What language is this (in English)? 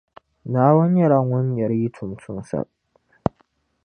Dagbani